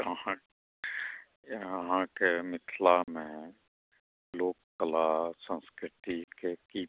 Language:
Maithili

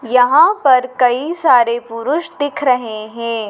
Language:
Hindi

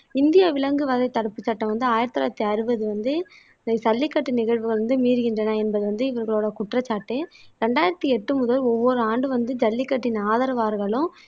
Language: Tamil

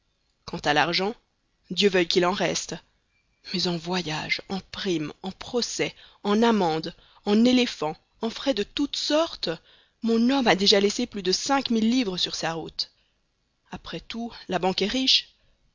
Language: French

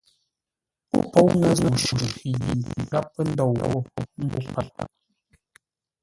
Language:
Ngombale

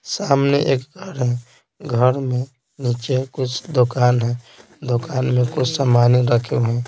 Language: Hindi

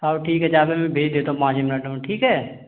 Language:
Hindi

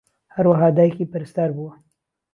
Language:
Central Kurdish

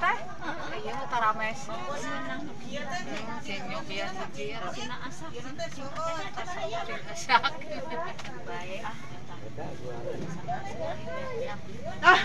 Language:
Indonesian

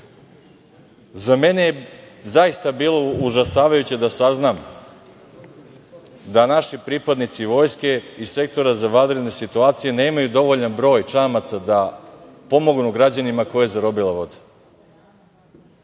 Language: Serbian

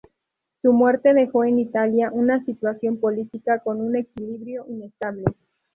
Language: Spanish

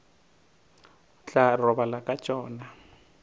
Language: Northern Sotho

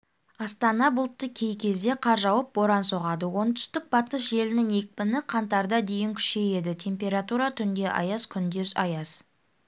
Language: Kazakh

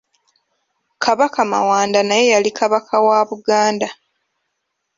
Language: Ganda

